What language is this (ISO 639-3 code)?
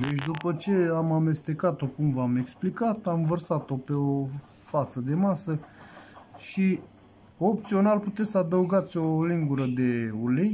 ron